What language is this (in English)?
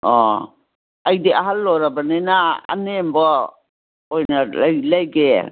Manipuri